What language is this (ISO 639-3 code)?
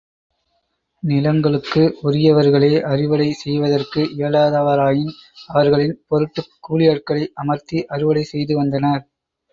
tam